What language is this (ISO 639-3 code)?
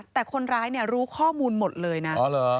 tha